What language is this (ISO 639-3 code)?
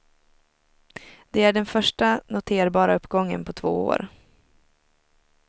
swe